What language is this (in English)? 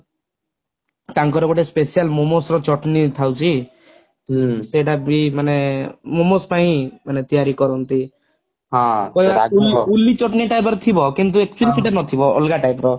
Odia